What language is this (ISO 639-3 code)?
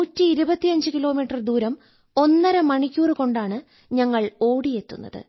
mal